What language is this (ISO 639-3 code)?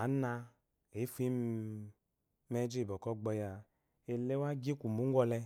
afo